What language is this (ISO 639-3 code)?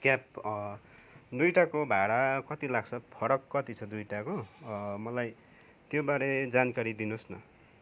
nep